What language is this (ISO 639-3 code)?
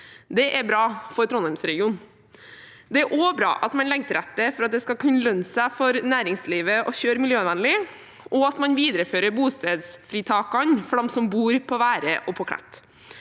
nor